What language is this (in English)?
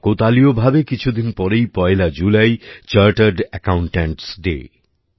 Bangla